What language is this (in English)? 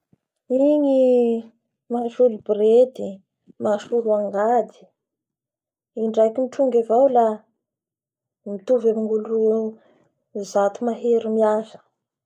Bara Malagasy